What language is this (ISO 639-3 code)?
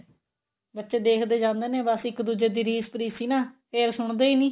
pan